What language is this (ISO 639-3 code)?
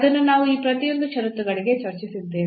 kan